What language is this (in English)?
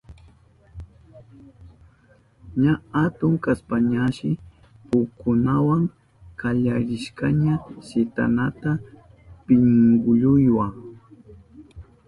Southern Pastaza Quechua